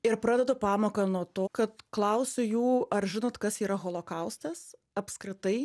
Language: Lithuanian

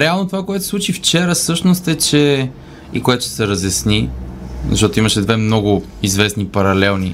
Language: Bulgarian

